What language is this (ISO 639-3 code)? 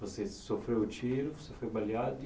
por